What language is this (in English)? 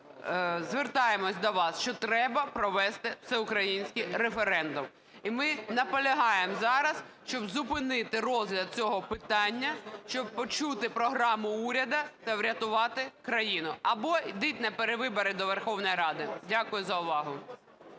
Ukrainian